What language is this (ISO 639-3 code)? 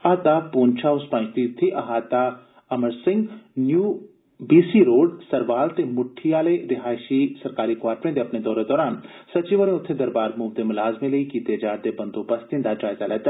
doi